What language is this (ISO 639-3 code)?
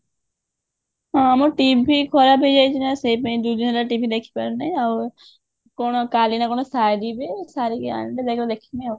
ori